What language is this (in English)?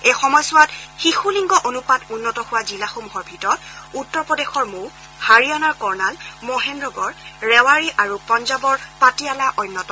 Assamese